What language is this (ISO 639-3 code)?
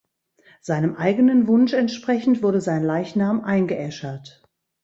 deu